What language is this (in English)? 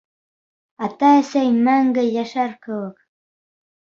Bashkir